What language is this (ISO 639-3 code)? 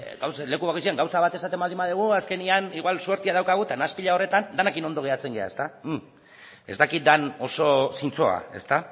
eus